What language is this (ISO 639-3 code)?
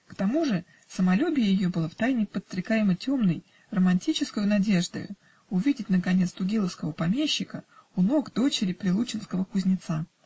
rus